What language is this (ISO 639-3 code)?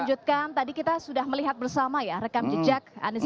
ind